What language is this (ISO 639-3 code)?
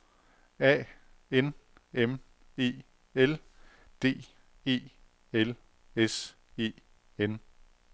dan